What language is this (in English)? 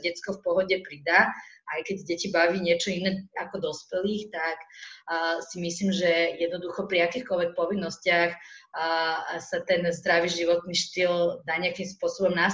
Slovak